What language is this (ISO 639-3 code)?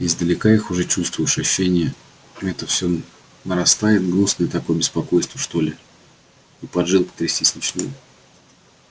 rus